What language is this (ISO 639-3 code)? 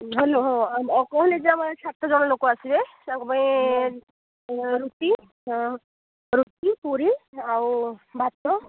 ori